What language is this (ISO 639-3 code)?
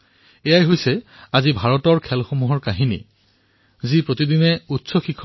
asm